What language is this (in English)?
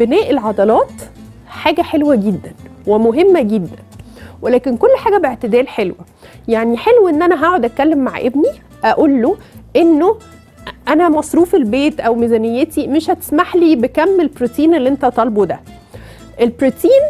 Arabic